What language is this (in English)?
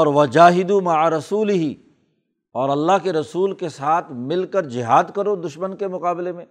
Urdu